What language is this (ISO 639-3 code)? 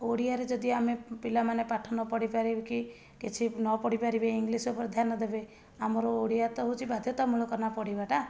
ori